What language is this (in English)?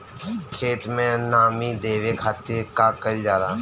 Bhojpuri